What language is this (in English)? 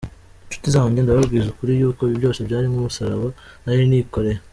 Kinyarwanda